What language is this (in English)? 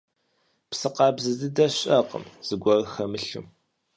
Kabardian